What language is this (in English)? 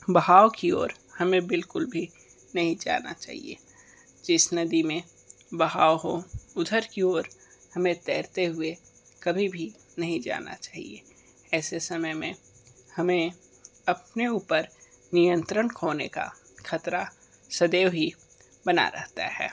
Hindi